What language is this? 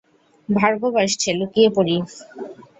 Bangla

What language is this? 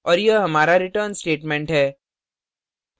Hindi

